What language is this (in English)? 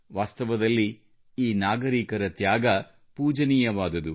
Kannada